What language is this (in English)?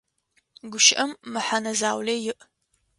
Adyghe